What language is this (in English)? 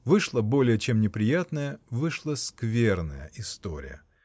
Russian